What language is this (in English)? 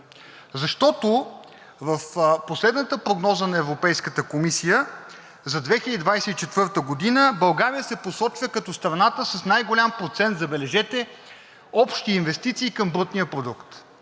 Bulgarian